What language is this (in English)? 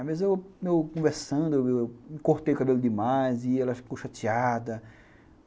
Portuguese